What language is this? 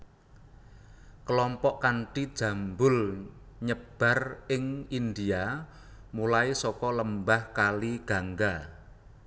Javanese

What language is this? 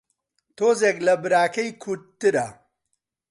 Central Kurdish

